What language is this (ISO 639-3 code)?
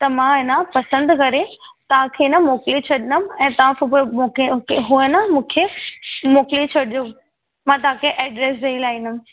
snd